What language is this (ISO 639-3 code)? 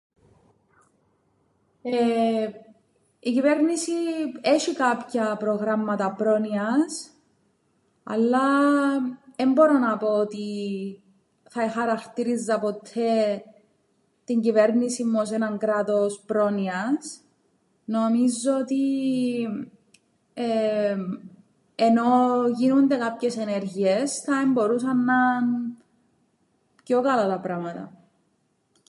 ell